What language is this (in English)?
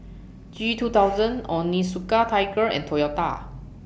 English